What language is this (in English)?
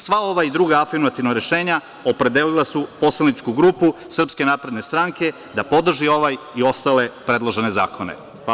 Serbian